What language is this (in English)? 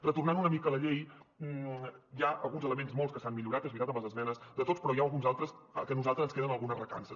Catalan